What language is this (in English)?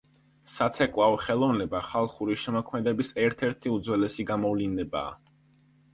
Georgian